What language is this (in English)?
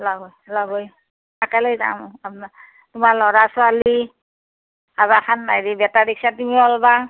Assamese